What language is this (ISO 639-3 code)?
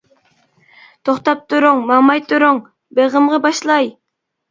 uig